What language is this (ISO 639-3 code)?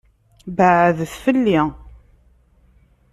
kab